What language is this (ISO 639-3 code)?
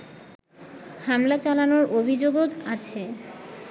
ben